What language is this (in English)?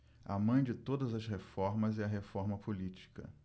Portuguese